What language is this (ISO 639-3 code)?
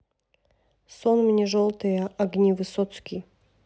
rus